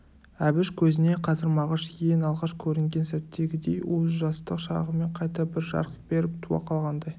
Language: Kazakh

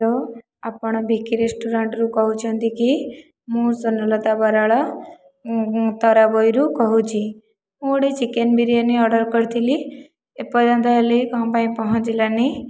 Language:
Odia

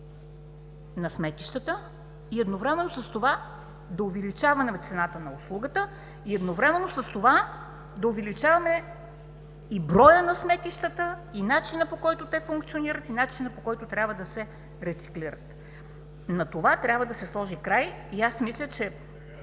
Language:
Bulgarian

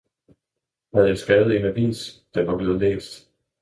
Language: Danish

